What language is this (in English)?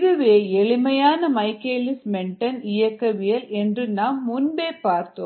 Tamil